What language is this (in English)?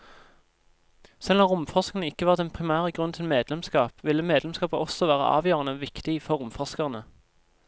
Norwegian